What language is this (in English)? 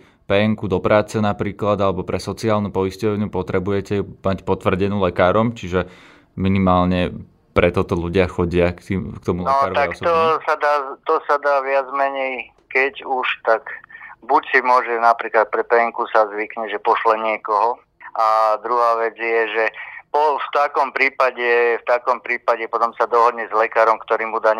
Slovak